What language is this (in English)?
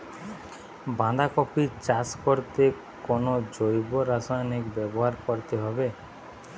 Bangla